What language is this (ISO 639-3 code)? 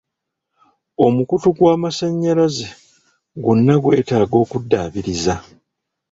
lug